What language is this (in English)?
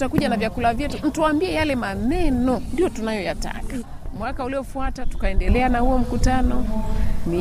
Swahili